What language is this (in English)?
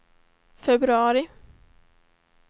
Swedish